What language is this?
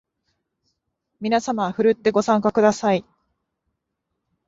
Japanese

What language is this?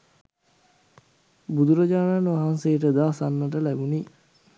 Sinhala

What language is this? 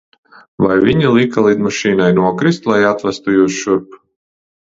Latvian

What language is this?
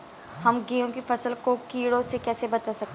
Hindi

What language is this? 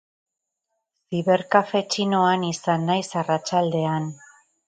Basque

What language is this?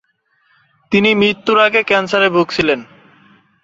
Bangla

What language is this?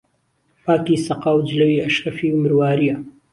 Central Kurdish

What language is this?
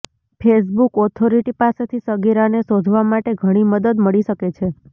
Gujarati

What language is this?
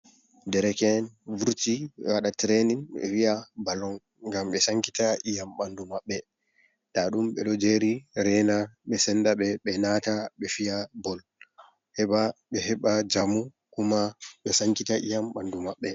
Fula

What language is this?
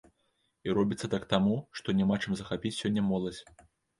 Belarusian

